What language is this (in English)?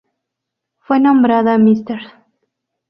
Spanish